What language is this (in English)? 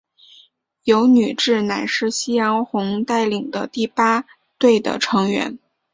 Chinese